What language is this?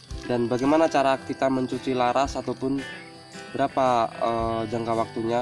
Indonesian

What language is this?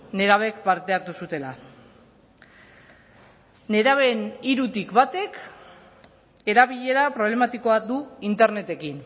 Basque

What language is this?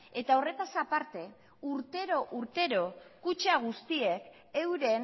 Basque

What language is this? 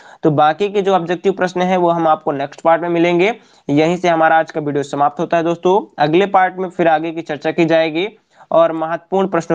Hindi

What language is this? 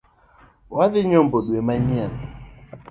Luo (Kenya and Tanzania)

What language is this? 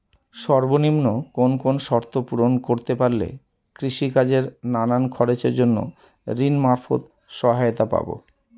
Bangla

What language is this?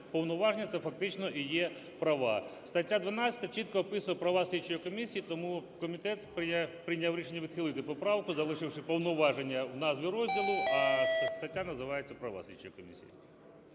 Ukrainian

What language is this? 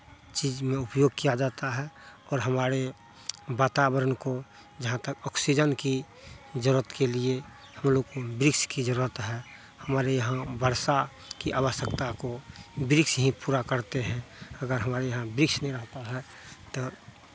Hindi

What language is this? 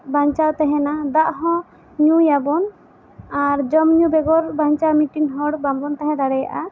Santali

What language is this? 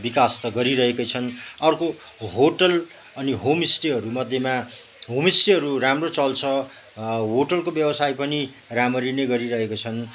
Nepali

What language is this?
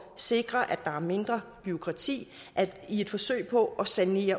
Danish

